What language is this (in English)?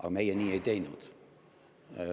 Estonian